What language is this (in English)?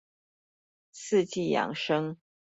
Chinese